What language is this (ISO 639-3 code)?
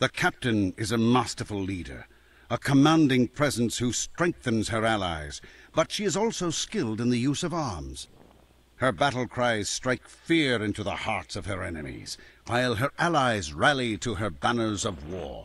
por